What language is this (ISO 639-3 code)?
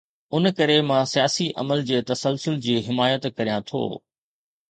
snd